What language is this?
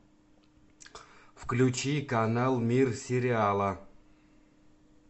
Russian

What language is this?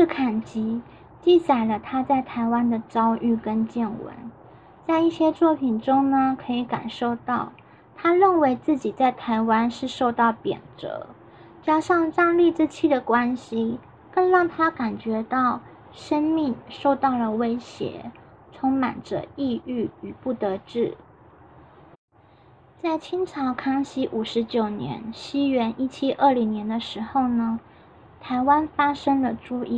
Chinese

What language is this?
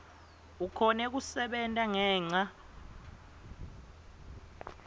Swati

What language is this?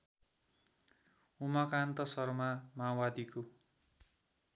Nepali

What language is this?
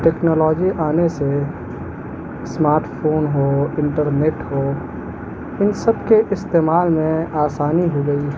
Urdu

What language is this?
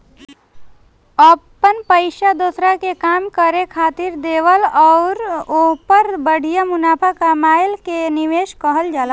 Bhojpuri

